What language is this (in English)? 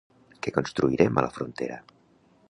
Catalan